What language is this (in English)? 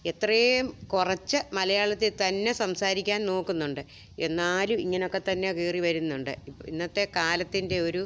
Malayalam